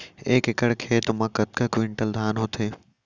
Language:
Chhattisgarhi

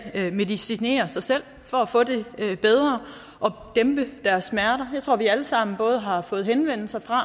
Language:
Danish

